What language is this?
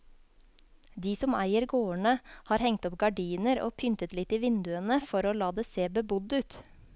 Norwegian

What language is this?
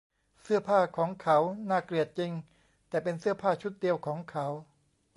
Thai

